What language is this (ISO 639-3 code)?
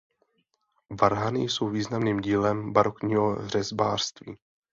ces